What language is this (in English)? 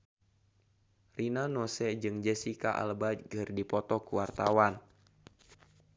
Sundanese